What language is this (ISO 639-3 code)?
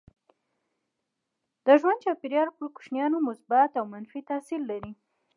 pus